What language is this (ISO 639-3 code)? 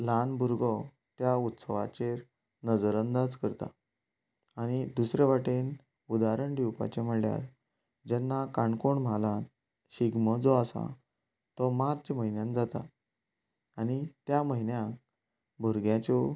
kok